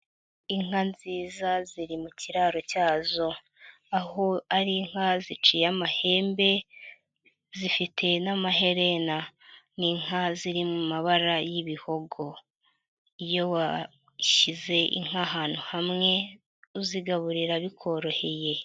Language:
Kinyarwanda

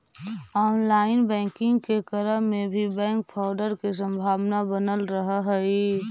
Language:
Magahi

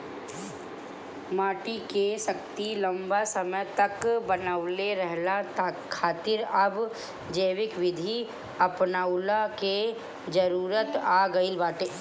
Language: Bhojpuri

